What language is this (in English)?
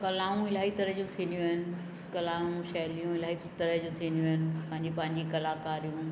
Sindhi